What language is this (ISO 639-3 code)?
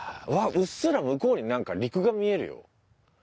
jpn